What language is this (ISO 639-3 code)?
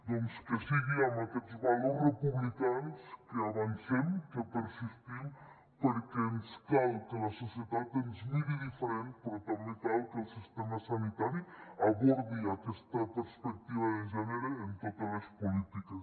cat